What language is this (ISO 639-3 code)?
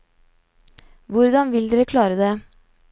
nor